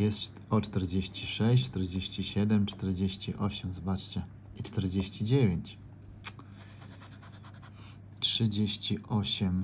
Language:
Polish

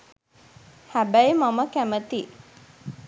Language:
Sinhala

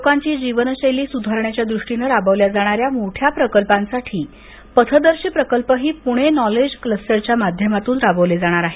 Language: Marathi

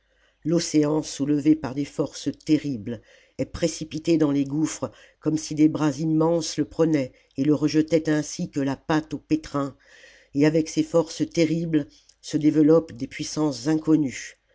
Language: French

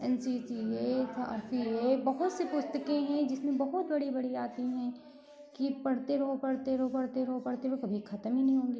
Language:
Hindi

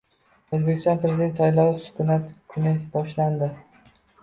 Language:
Uzbek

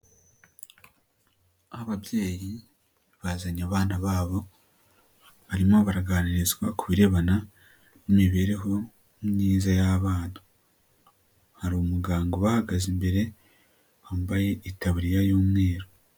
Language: Kinyarwanda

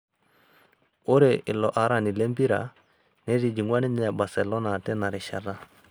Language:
Masai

